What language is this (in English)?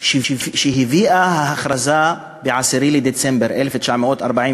Hebrew